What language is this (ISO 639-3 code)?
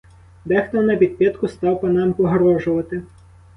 ukr